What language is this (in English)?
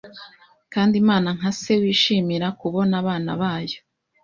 Kinyarwanda